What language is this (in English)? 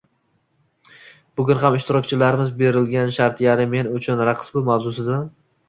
Uzbek